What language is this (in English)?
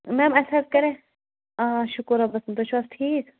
Kashmiri